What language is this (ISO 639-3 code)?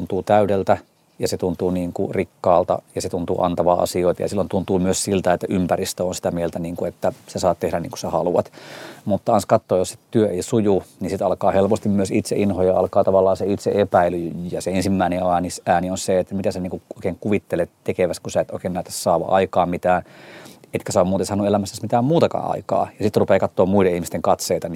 fin